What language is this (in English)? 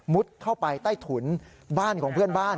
Thai